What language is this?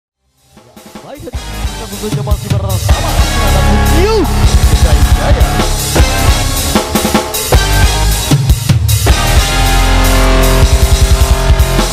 Indonesian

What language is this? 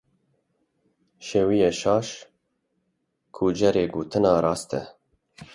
Kurdish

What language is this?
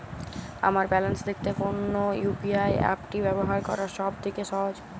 Bangla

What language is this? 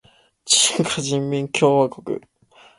Japanese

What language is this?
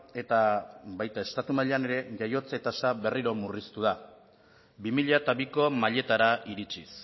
Basque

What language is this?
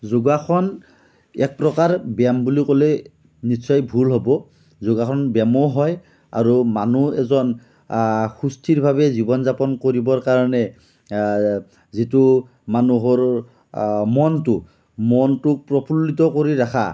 Assamese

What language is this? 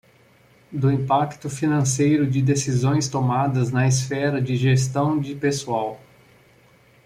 Portuguese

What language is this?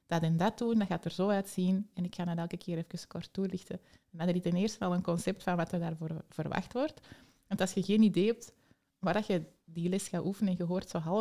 Dutch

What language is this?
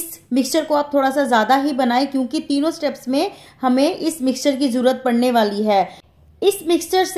Hindi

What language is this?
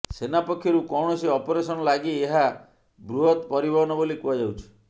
Odia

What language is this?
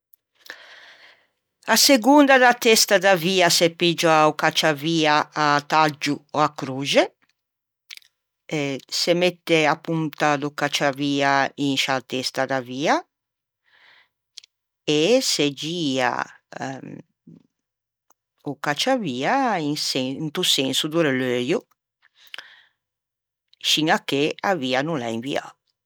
Ligurian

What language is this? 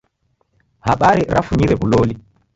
Taita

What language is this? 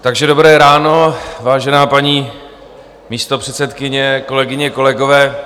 Czech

